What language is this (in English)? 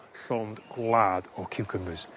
Welsh